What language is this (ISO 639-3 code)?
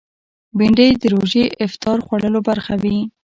pus